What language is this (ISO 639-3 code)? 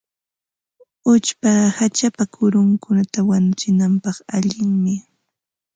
qva